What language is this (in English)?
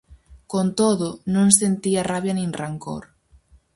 Galician